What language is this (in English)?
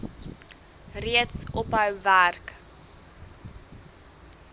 Afrikaans